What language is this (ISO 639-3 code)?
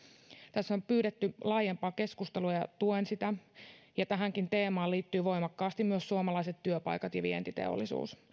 fin